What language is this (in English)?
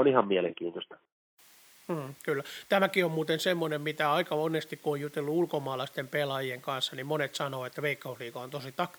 Finnish